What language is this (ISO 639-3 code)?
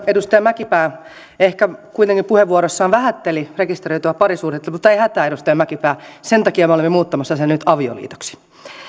fin